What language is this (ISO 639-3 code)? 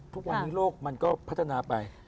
tha